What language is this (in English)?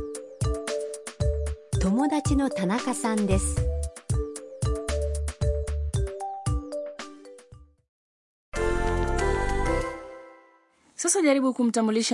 Swahili